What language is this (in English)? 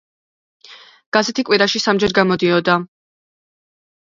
Georgian